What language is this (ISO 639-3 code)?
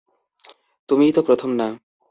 ben